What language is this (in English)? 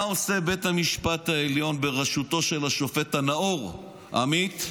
Hebrew